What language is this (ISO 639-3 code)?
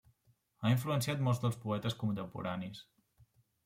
cat